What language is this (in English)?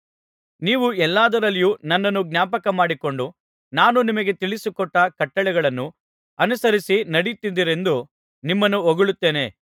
Kannada